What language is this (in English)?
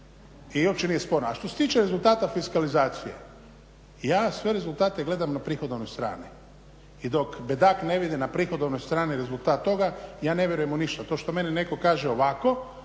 Croatian